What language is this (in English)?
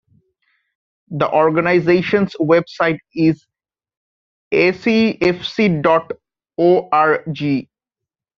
English